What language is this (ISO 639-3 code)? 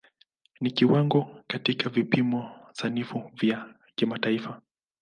swa